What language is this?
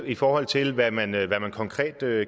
Danish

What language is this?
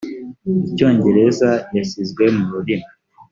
Kinyarwanda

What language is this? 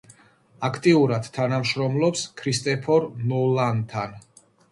Georgian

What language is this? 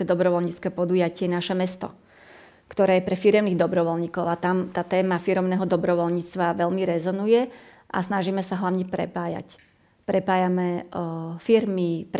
Slovak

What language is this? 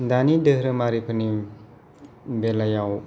Bodo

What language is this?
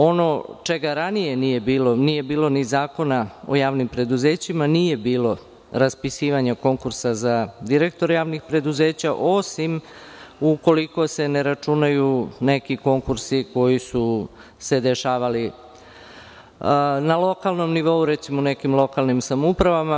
Serbian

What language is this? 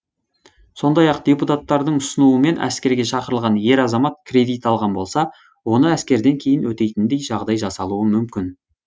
Kazakh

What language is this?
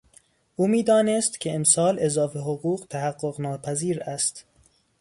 Persian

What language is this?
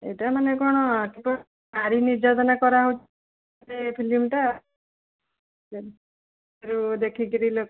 Odia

